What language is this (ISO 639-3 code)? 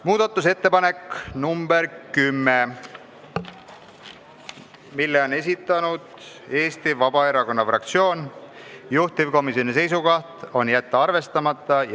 est